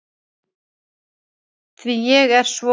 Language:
Icelandic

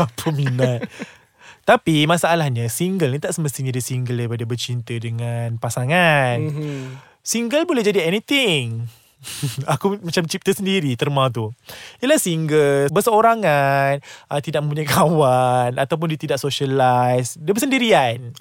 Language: Malay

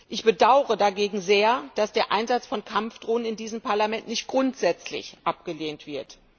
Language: German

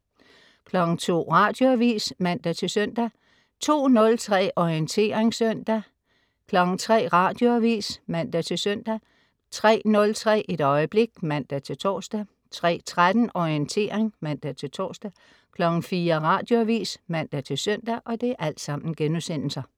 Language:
Danish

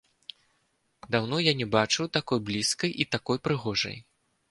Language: Belarusian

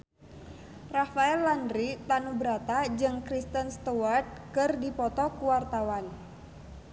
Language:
Sundanese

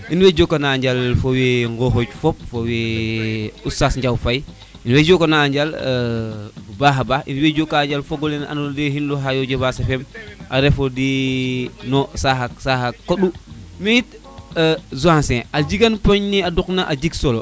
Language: Serer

